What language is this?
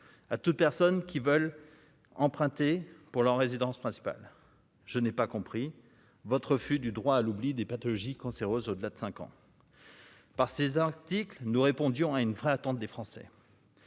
French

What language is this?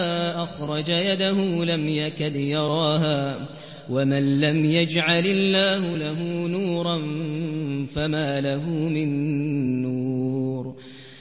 Arabic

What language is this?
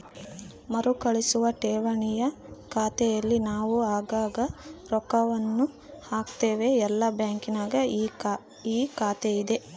Kannada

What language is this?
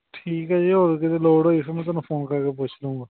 Punjabi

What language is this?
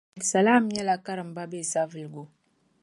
Dagbani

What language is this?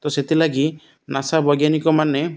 Odia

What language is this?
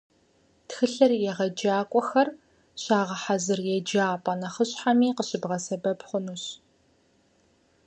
Kabardian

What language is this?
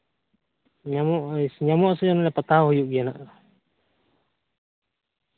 Santali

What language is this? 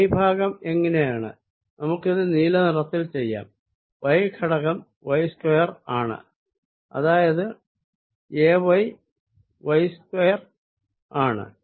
Malayalam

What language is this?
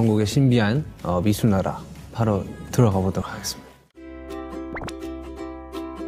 Korean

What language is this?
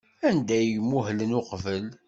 Kabyle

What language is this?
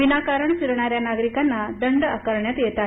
Marathi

